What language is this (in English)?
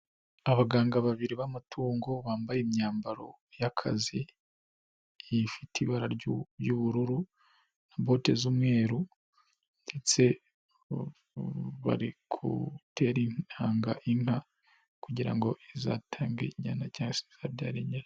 Kinyarwanda